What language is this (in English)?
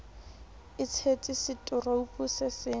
Southern Sotho